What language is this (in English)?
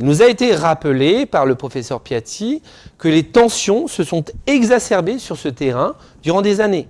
French